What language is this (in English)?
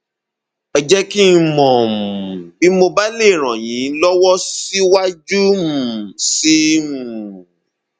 Yoruba